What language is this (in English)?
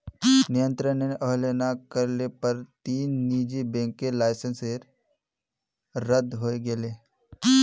Magahi